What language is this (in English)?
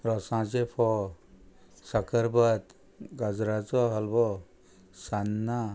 Konkani